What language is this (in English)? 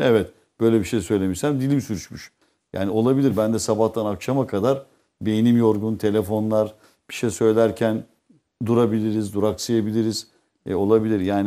Turkish